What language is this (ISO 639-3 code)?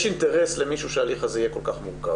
heb